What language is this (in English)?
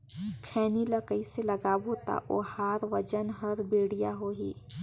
Chhattisgarhi